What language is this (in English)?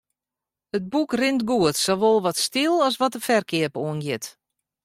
Western Frisian